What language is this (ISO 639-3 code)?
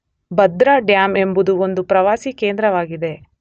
kan